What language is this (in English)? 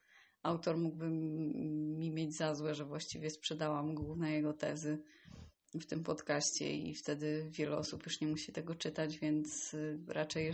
Polish